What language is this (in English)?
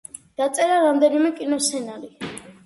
Georgian